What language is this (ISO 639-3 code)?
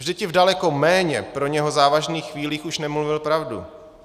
ces